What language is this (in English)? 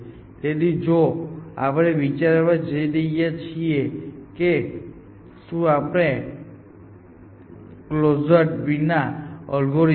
Gujarati